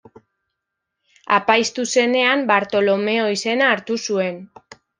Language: Basque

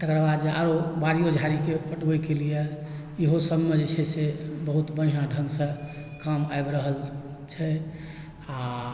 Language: Maithili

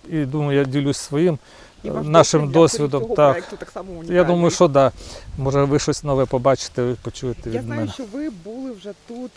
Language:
Ukrainian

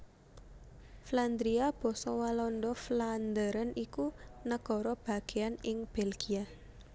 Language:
Javanese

